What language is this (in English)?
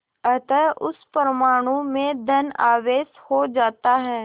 Hindi